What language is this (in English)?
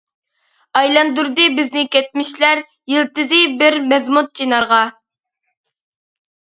Uyghur